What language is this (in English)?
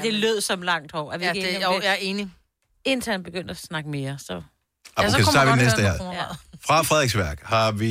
Danish